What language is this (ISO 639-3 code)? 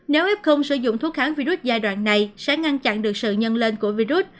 vie